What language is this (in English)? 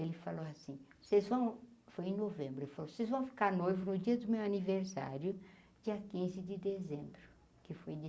Portuguese